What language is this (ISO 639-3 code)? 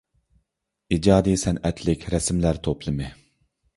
uig